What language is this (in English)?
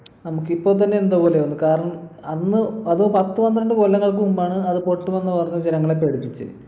Malayalam